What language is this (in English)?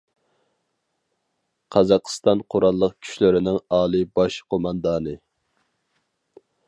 Uyghur